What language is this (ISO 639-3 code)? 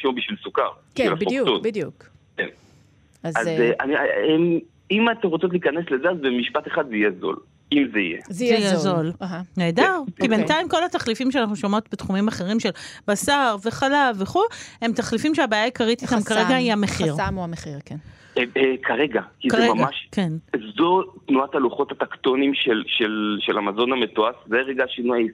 heb